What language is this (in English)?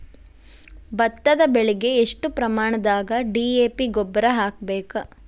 Kannada